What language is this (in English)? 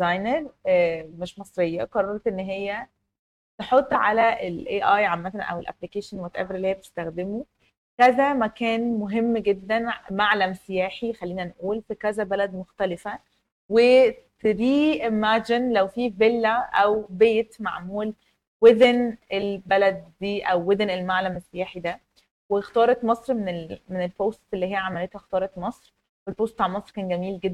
Arabic